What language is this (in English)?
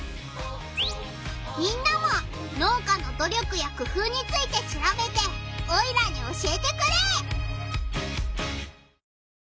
Japanese